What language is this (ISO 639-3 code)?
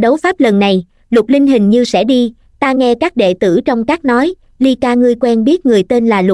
vie